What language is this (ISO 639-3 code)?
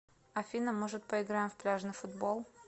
rus